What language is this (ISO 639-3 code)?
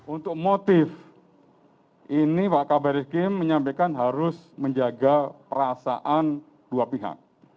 ind